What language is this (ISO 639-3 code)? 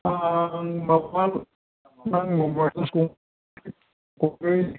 brx